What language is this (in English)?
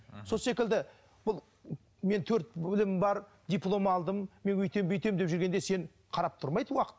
Kazakh